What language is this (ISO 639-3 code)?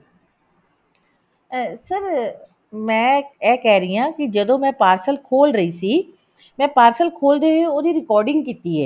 pan